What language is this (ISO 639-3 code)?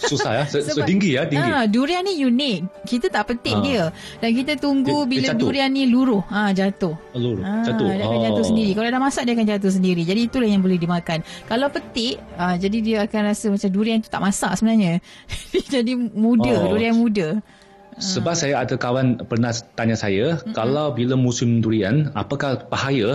msa